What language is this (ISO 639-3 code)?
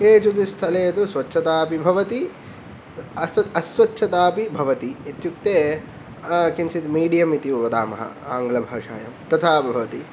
san